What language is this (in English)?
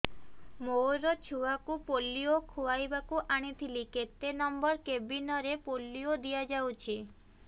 Odia